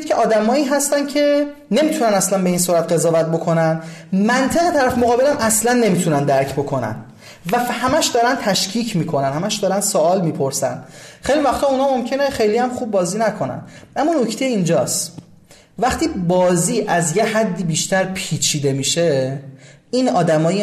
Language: Persian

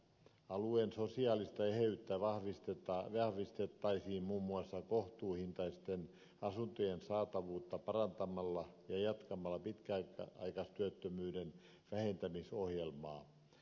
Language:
Finnish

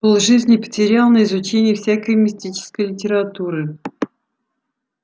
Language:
Russian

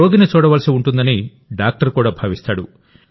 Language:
Telugu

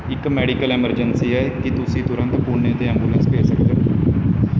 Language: Punjabi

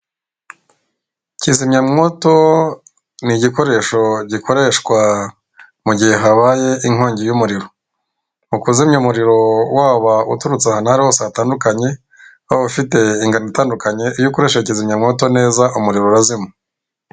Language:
Kinyarwanda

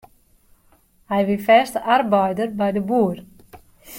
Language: Western Frisian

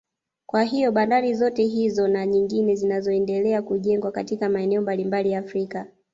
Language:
Swahili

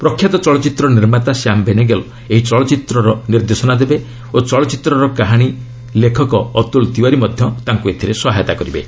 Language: Odia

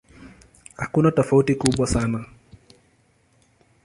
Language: Swahili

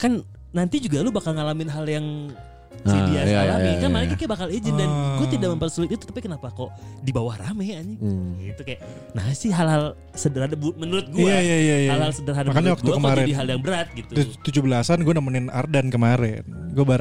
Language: Indonesian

